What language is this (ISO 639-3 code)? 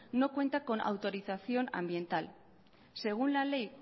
spa